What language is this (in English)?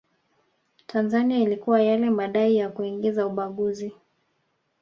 Swahili